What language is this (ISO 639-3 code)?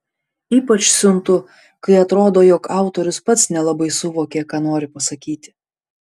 lit